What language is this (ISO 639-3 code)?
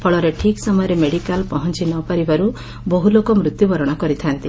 ori